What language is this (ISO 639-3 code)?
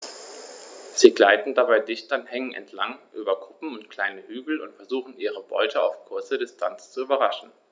deu